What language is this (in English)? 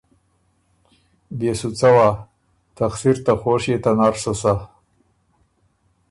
Ormuri